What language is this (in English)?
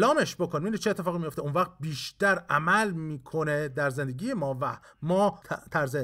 Persian